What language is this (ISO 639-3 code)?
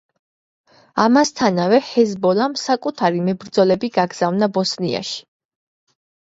kat